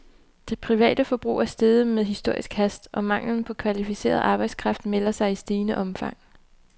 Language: Danish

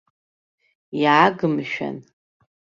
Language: Abkhazian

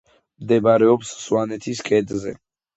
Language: Georgian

